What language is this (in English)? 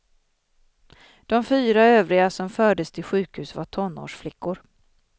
Swedish